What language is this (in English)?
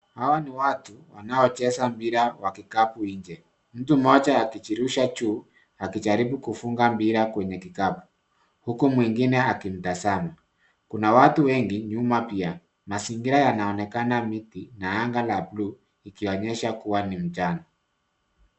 Swahili